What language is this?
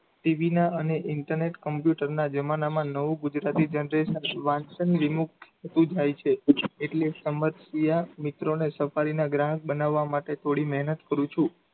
Gujarati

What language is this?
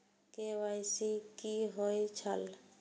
Maithili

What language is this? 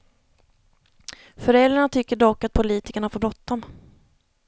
Swedish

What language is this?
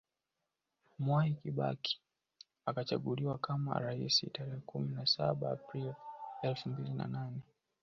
Swahili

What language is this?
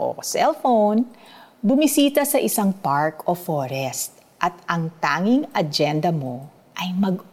Filipino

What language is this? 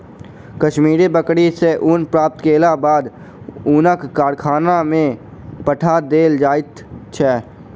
Maithili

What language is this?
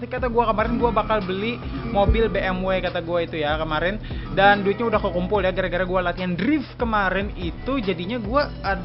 Indonesian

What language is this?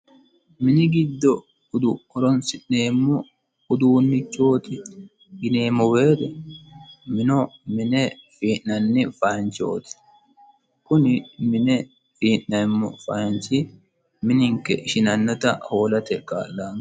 Sidamo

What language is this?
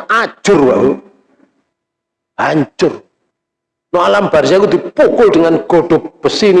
Indonesian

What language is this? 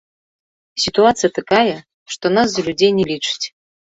Belarusian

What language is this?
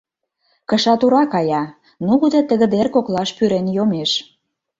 Mari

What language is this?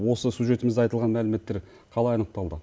Kazakh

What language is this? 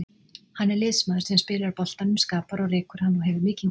Icelandic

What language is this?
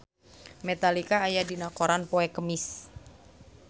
Sundanese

